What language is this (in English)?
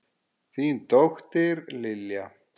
Icelandic